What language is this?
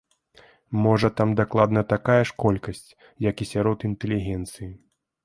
Belarusian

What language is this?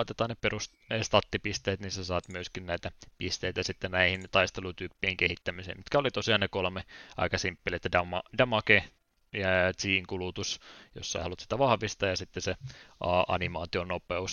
Finnish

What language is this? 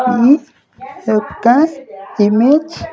Telugu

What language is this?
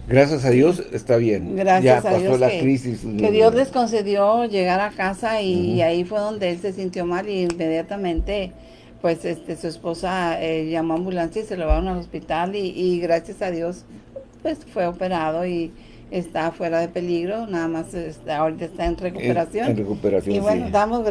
Spanish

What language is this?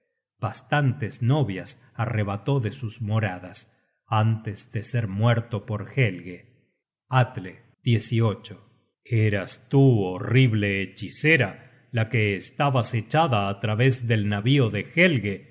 Spanish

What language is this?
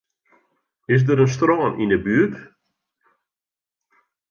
Western Frisian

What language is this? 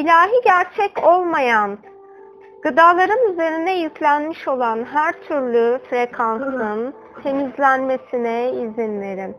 Turkish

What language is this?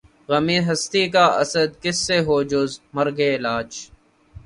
Urdu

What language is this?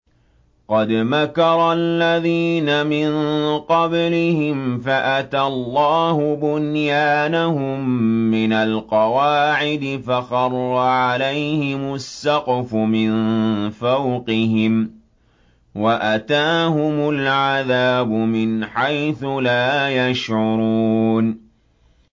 Arabic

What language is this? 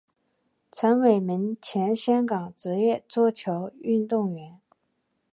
Chinese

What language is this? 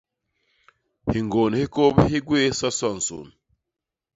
Basaa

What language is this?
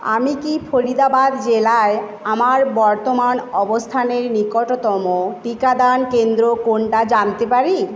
Bangla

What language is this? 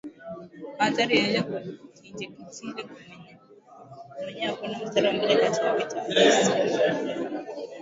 Swahili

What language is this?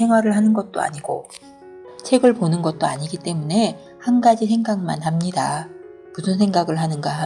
Korean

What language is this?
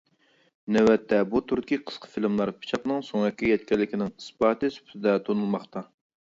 Uyghur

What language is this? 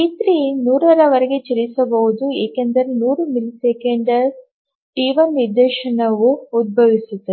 Kannada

